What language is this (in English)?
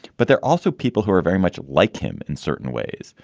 English